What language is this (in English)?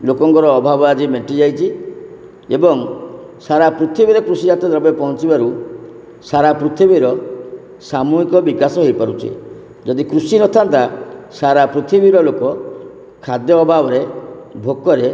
Odia